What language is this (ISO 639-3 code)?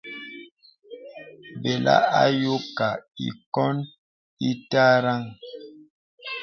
beb